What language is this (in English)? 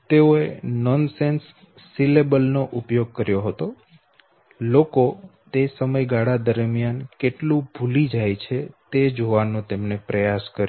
Gujarati